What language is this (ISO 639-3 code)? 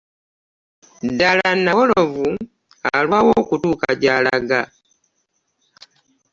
lug